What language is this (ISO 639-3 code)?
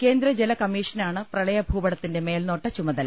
mal